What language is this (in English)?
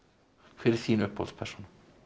Icelandic